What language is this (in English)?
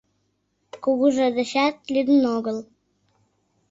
Mari